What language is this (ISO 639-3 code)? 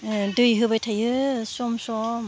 brx